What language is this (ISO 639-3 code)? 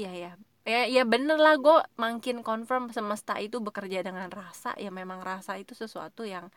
ind